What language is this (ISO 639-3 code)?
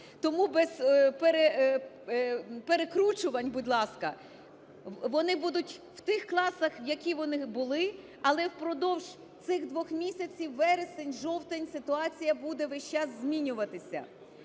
ukr